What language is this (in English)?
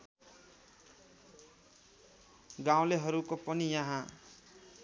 Nepali